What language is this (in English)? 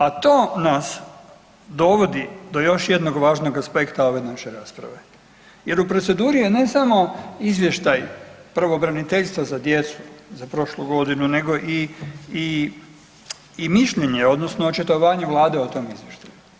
Croatian